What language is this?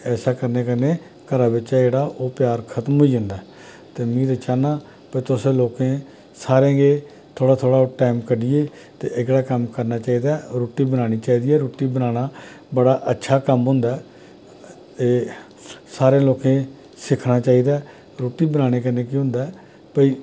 Dogri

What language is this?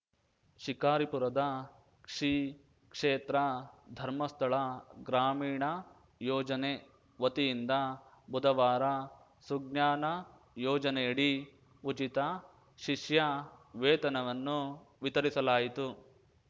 Kannada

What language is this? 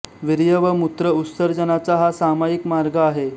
Marathi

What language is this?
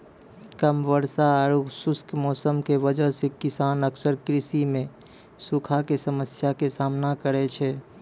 Maithili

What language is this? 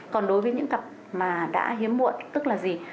Vietnamese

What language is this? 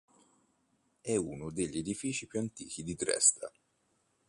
Italian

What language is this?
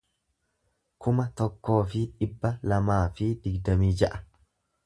Oromo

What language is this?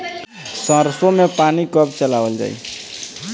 Bhojpuri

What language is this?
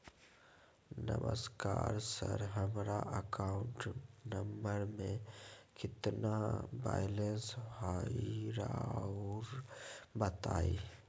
Magahi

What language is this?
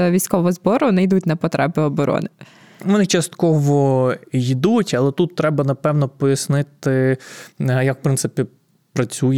Ukrainian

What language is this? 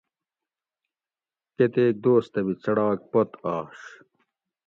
Gawri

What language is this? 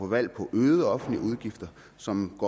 Danish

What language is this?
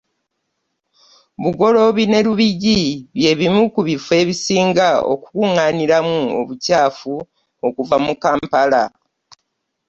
Ganda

